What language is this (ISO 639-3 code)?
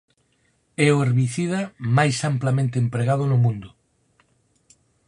glg